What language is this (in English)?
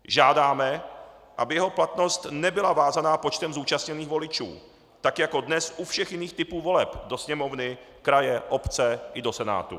Czech